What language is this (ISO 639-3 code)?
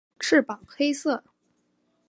zho